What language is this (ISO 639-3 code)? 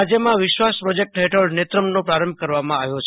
guj